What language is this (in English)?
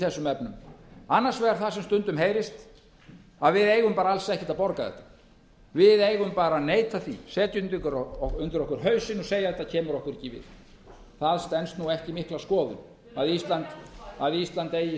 Icelandic